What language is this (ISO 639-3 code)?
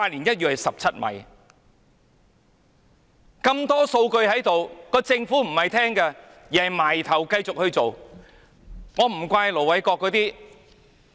yue